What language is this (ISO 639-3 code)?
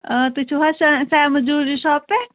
kas